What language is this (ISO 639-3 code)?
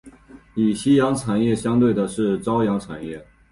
zho